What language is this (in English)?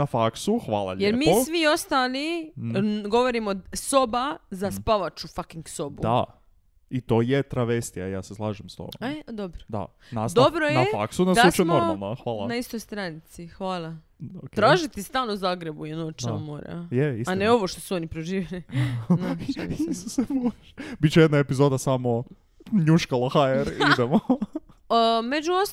Croatian